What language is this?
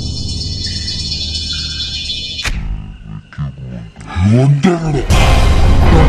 Korean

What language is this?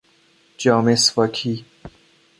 Persian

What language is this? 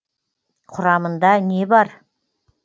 Kazakh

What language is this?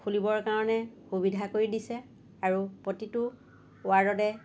Assamese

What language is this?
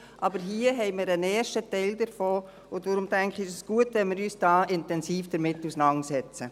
Swiss German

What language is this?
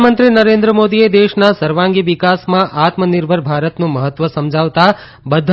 Gujarati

